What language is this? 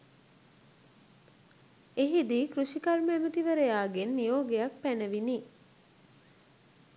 Sinhala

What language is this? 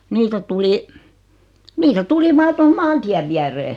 Finnish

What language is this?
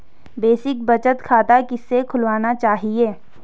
Hindi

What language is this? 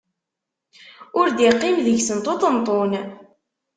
Kabyle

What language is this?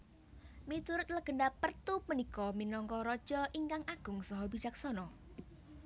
Javanese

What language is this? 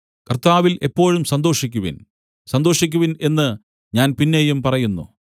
Malayalam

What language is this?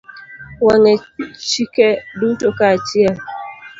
Luo (Kenya and Tanzania)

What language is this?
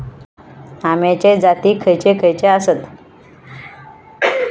Marathi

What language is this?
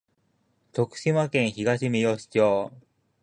Japanese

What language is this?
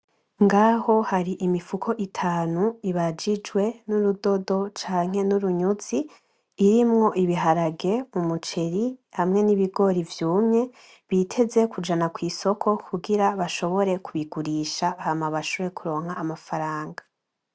Rundi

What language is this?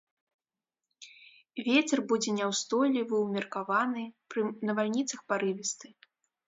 Belarusian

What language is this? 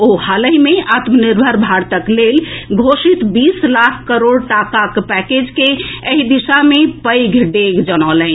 Maithili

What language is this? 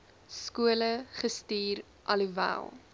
Afrikaans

